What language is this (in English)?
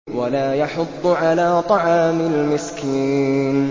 Arabic